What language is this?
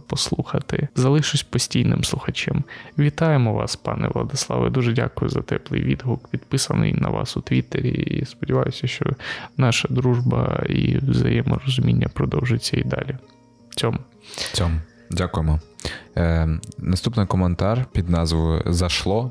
Ukrainian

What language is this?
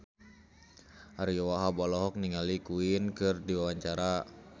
Sundanese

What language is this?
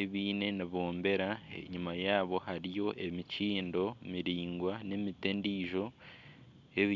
Nyankole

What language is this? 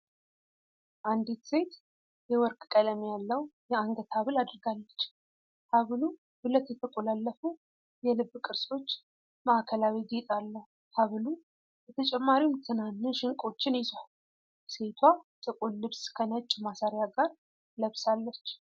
Amharic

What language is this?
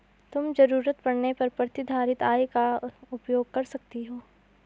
Hindi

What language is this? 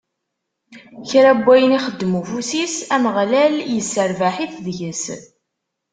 Kabyle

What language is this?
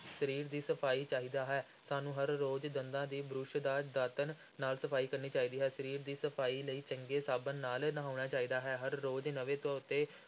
Punjabi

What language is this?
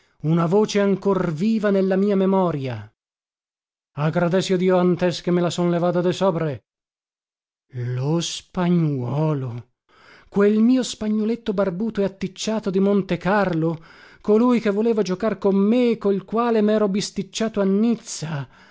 Italian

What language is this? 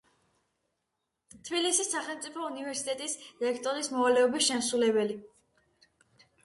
Georgian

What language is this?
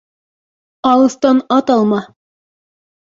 Bashkir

